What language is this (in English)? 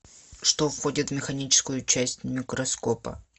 Russian